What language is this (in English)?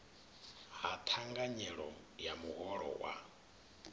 Venda